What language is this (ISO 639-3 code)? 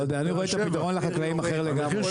heb